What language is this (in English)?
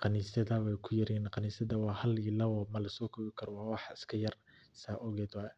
Somali